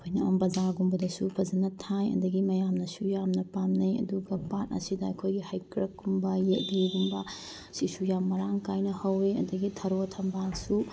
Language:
Manipuri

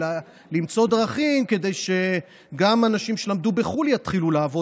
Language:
Hebrew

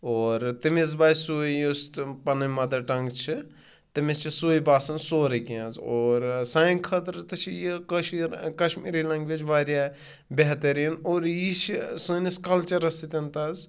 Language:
Kashmiri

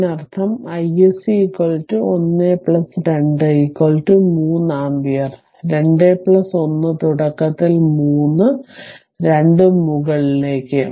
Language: Malayalam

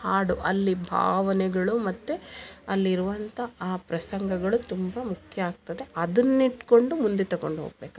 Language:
Kannada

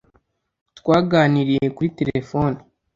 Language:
Kinyarwanda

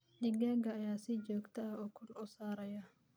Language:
Somali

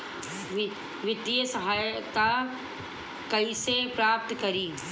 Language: Bhojpuri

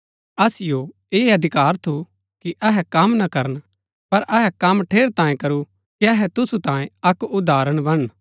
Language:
Gaddi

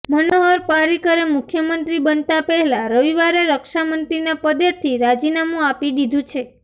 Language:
Gujarati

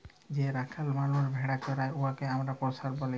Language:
Bangla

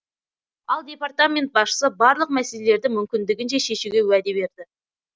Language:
Kazakh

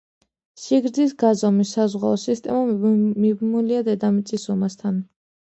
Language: Georgian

